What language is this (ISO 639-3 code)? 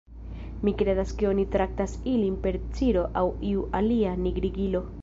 epo